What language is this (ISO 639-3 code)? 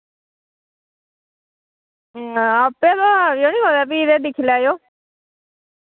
doi